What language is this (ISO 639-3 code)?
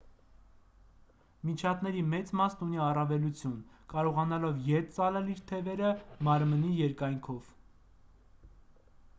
hye